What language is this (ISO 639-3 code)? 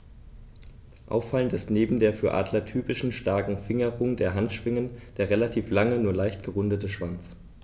deu